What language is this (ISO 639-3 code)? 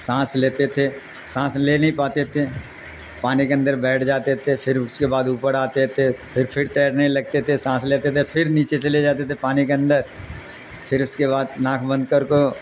urd